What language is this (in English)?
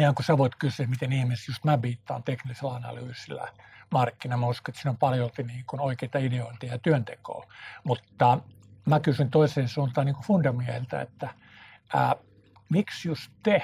Finnish